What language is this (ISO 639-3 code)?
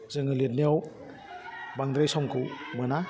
brx